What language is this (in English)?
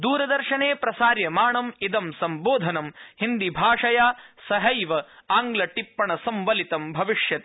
Sanskrit